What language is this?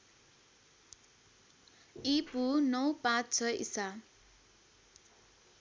Nepali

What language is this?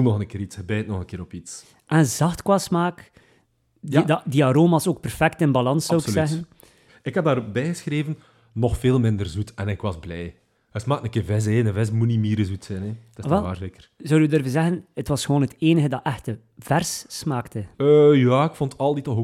Dutch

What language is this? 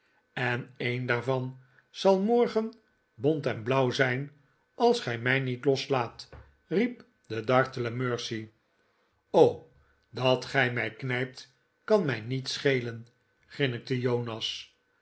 Dutch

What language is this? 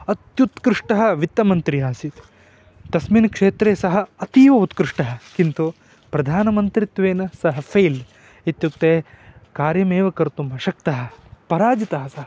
Sanskrit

